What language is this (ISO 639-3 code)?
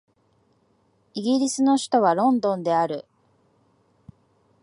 jpn